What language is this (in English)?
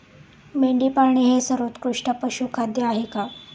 Marathi